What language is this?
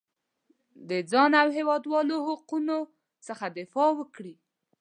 Pashto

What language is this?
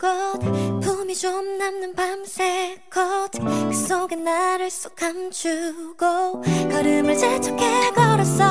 Korean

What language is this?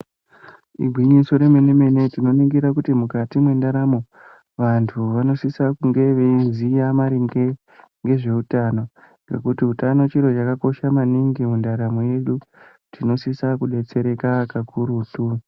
Ndau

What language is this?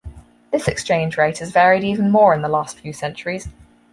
English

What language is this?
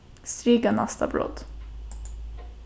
Faroese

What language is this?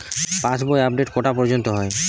Bangla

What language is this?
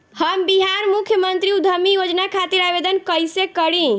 Bhojpuri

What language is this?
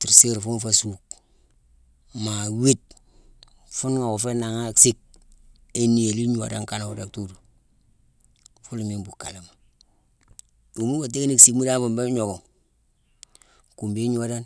Mansoanka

